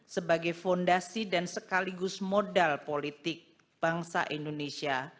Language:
Indonesian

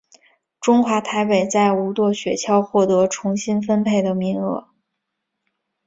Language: Chinese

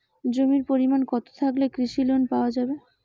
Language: Bangla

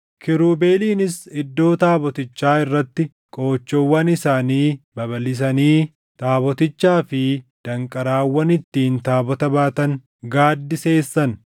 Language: Oromo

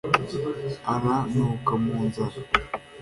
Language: Kinyarwanda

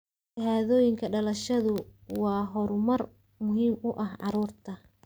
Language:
Somali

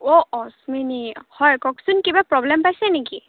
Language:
Assamese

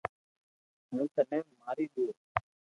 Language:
Loarki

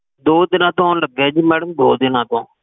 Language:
Punjabi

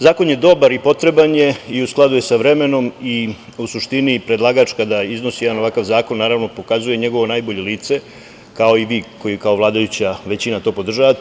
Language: Serbian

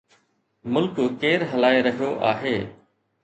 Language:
Sindhi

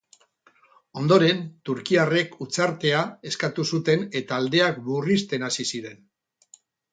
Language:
Basque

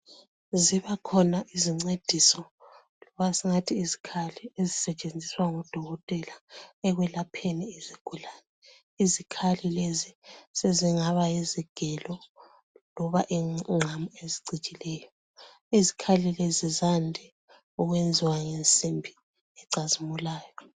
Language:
North Ndebele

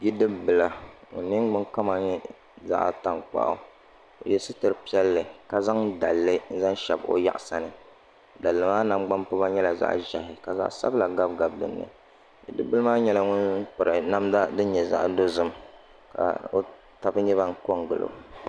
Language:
Dagbani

